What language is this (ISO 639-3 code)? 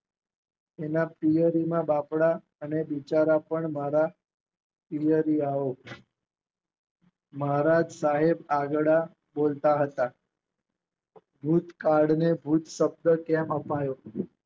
guj